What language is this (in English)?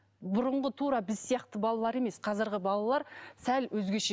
Kazakh